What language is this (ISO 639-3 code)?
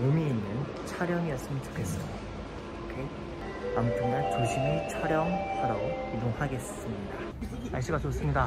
kor